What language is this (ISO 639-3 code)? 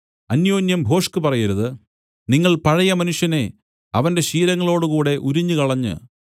mal